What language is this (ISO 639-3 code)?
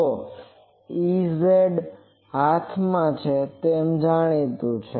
guj